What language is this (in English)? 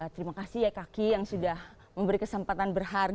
Indonesian